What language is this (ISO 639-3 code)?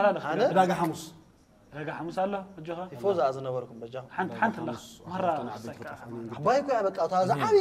ara